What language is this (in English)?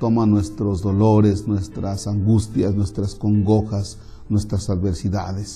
Spanish